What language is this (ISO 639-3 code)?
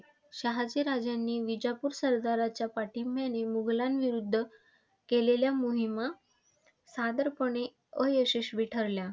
mar